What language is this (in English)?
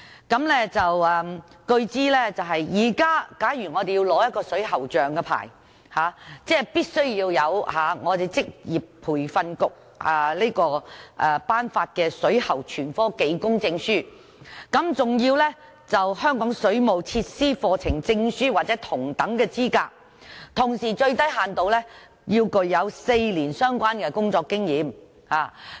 Cantonese